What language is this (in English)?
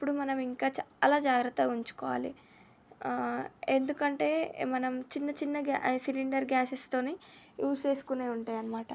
Telugu